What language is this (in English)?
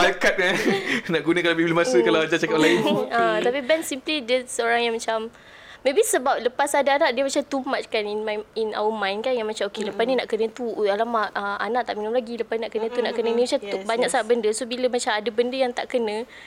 Malay